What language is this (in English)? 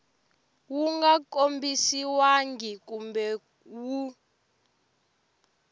Tsonga